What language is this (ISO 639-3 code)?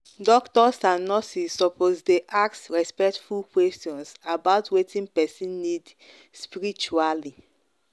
pcm